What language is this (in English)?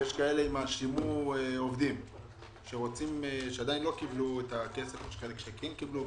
Hebrew